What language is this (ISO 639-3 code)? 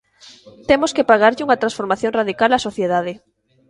glg